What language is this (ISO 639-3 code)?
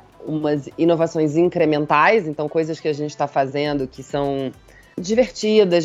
por